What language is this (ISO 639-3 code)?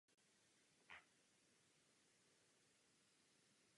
ces